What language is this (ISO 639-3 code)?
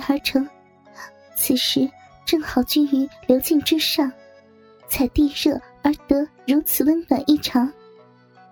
zho